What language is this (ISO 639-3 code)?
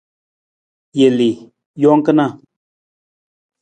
nmz